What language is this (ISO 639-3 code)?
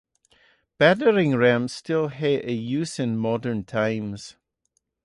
eng